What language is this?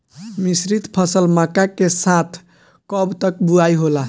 Bhojpuri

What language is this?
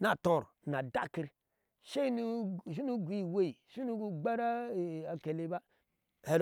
Ashe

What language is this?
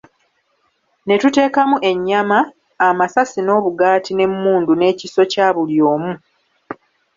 Ganda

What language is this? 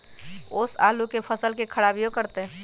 Magahi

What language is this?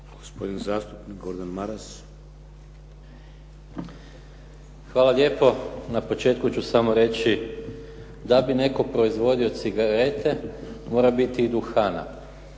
Croatian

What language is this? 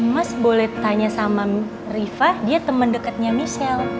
Indonesian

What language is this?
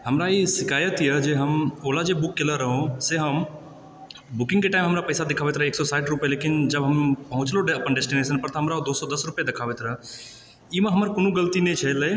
Maithili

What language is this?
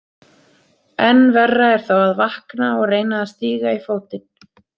Icelandic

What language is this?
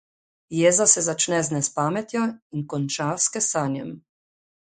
Slovenian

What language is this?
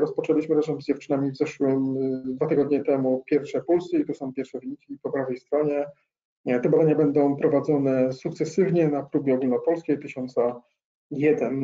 Polish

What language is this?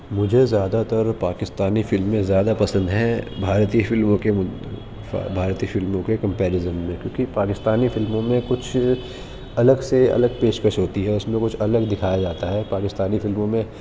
Urdu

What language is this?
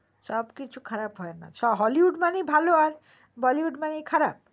Bangla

